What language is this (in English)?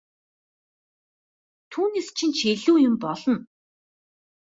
Mongolian